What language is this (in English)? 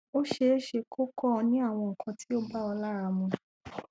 Yoruba